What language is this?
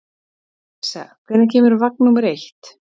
Icelandic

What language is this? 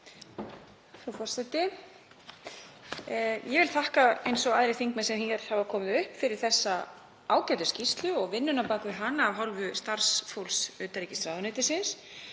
Icelandic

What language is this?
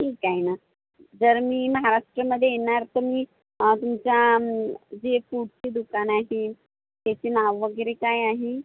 Marathi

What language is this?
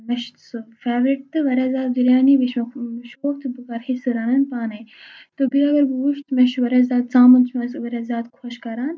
Kashmiri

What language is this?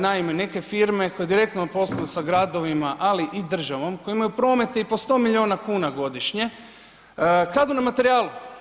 Croatian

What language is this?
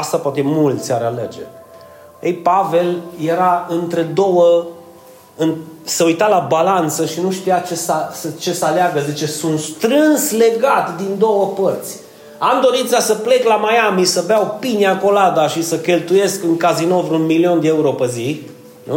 Romanian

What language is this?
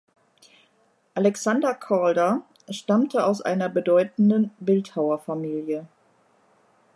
German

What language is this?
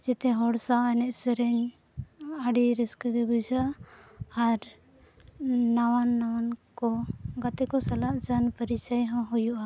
Santali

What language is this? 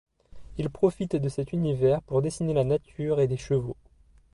French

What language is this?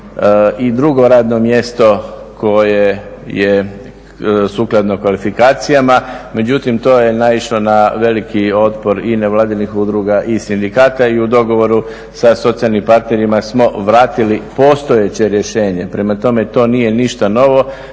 Croatian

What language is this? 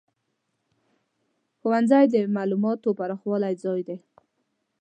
Pashto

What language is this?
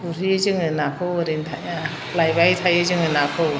Bodo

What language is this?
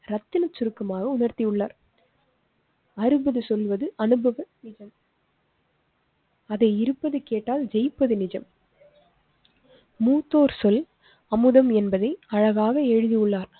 Tamil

